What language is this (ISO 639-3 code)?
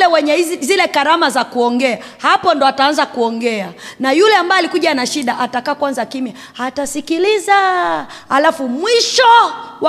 swa